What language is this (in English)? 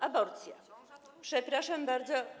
Polish